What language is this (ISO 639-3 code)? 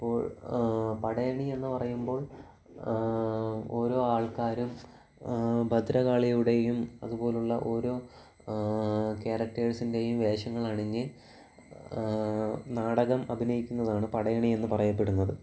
mal